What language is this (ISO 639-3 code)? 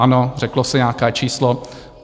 ces